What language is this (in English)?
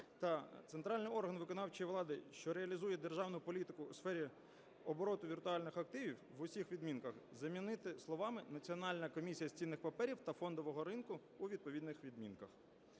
Ukrainian